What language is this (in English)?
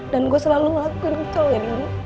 Indonesian